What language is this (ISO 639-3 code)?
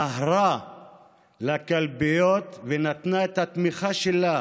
heb